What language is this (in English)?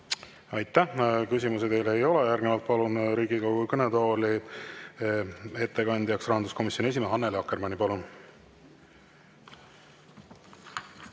Estonian